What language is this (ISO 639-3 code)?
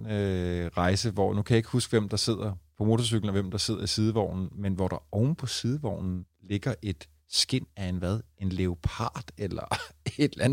dan